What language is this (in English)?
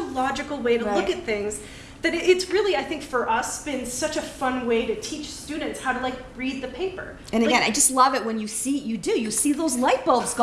English